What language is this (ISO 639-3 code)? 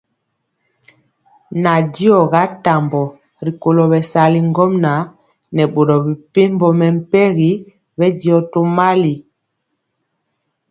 mcx